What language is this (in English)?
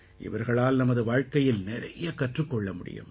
Tamil